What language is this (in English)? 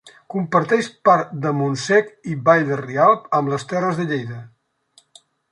Catalan